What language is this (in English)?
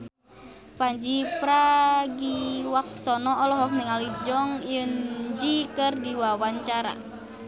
Sundanese